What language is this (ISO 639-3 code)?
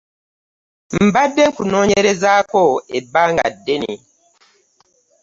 lug